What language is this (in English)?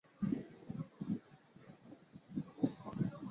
Chinese